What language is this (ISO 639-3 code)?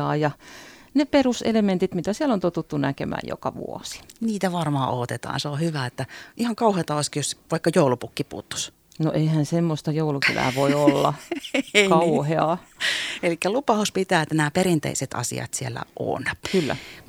fin